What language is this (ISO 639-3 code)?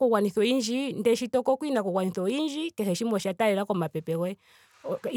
ndo